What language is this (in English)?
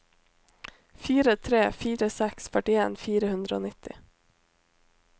Norwegian